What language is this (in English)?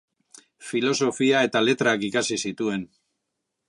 Basque